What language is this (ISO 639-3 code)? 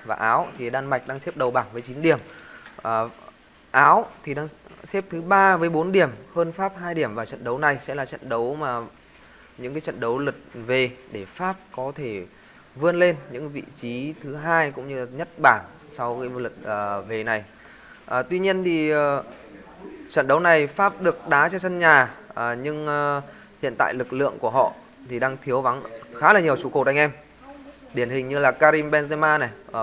vie